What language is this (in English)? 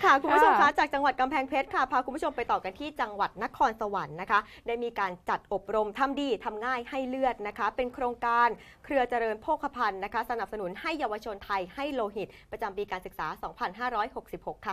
Thai